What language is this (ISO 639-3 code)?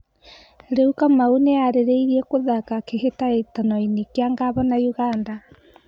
kik